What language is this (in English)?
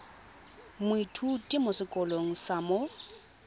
Tswana